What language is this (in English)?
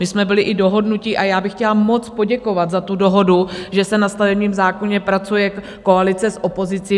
Czech